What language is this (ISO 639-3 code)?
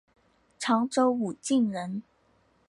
zho